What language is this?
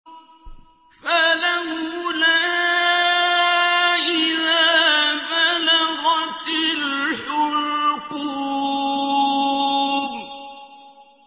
Arabic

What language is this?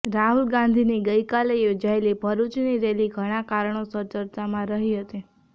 Gujarati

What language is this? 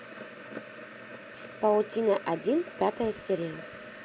Russian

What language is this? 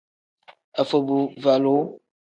Tem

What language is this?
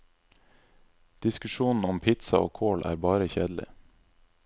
Norwegian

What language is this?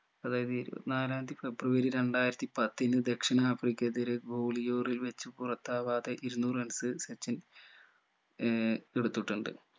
Malayalam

